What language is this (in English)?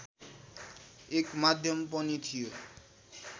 Nepali